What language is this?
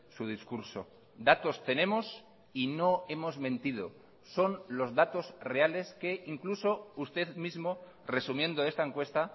Spanish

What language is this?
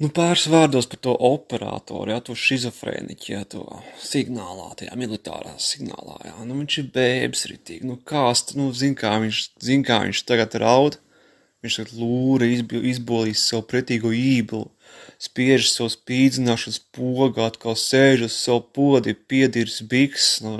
Latvian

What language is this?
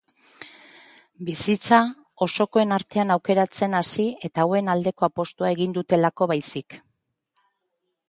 Basque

